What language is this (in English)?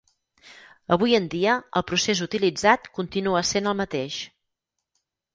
Catalan